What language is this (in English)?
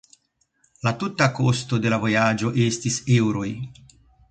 Esperanto